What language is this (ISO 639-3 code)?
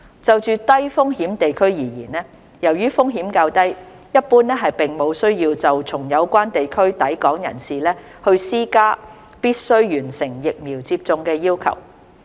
yue